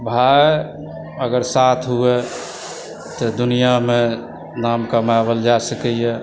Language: Maithili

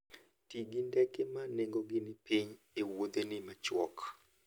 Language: Luo (Kenya and Tanzania)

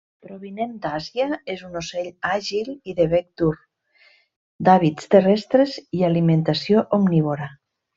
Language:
Catalan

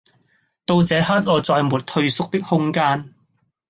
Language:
Cantonese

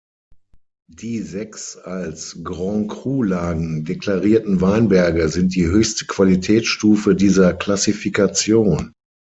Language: German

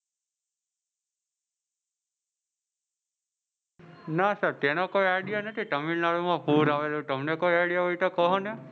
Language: Gujarati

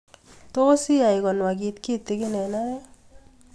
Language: Kalenjin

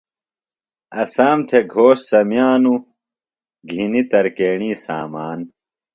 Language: Phalura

